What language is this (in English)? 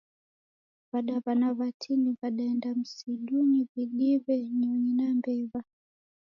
Taita